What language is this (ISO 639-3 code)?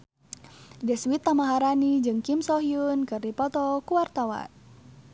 sun